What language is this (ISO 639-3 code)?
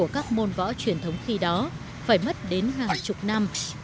vie